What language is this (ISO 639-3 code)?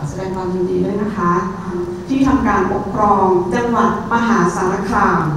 tha